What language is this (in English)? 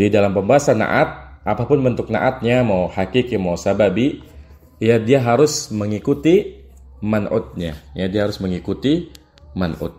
Indonesian